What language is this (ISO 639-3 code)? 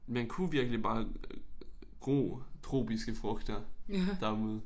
dan